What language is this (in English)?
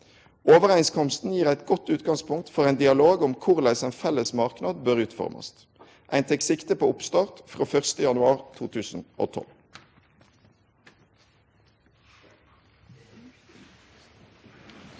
Norwegian